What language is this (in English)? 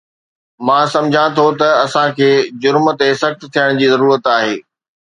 Sindhi